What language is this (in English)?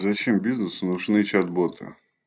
Russian